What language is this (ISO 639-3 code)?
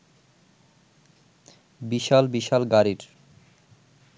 ben